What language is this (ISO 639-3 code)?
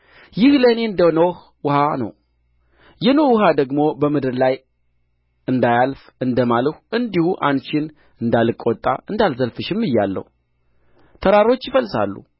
amh